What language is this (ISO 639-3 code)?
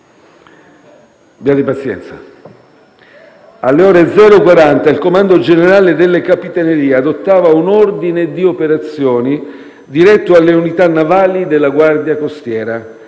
ita